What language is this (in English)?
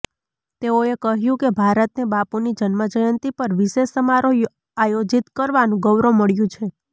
Gujarati